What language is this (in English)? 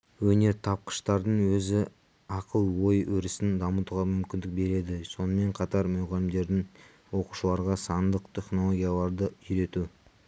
Kazakh